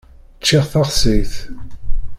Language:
Kabyle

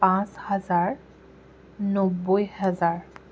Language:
Assamese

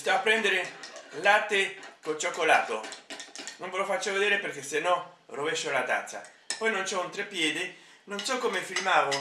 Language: Italian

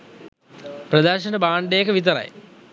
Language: Sinhala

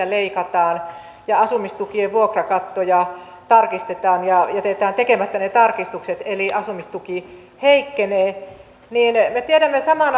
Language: Finnish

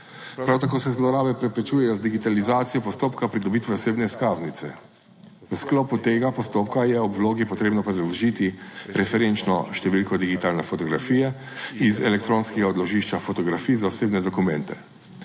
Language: Slovenian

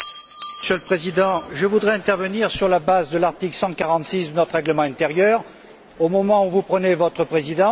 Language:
French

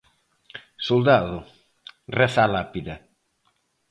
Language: Galician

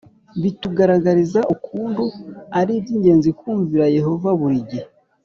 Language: Kinyarwanda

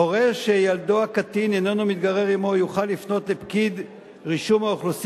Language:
Hebrew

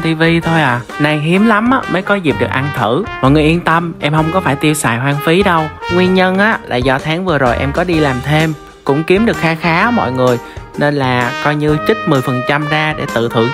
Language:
Vietnamese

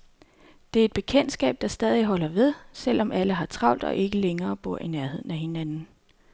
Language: Danish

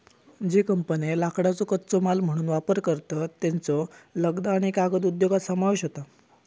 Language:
Marathi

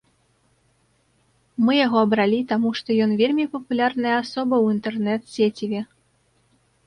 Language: Belarusian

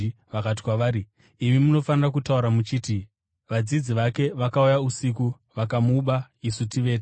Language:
Shona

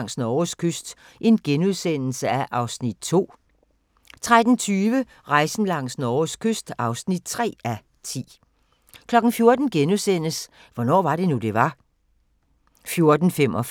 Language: Danish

